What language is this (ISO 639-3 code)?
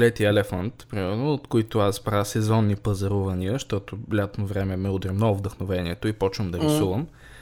bul